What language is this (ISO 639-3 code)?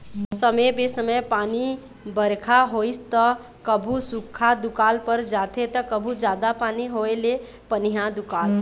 hne